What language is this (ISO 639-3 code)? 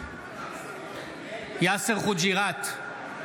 heb